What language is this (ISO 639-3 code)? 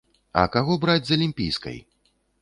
bel